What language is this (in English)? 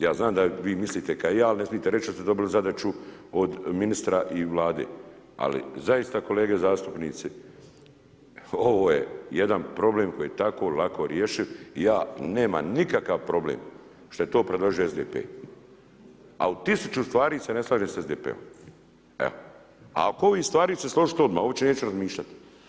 Croatian